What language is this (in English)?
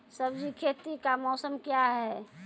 Maithili